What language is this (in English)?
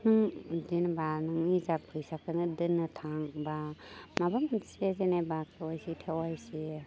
Bodo